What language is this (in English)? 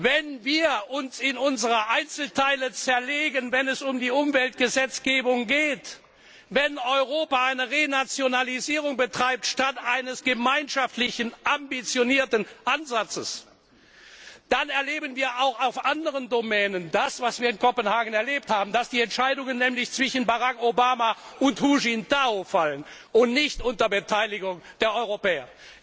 German